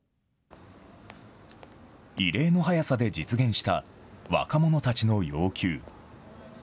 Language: Japanese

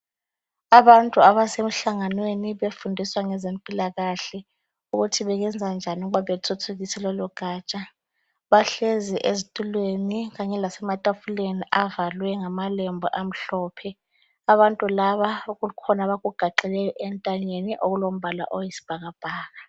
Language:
North Ndebele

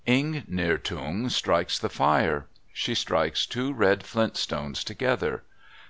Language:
English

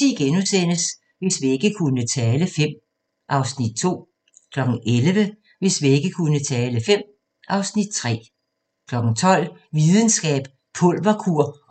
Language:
Danish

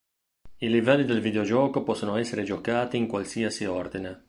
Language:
Italian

